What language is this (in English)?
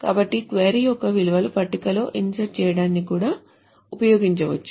Telugu